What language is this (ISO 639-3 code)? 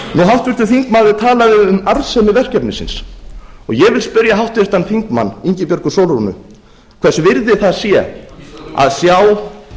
isl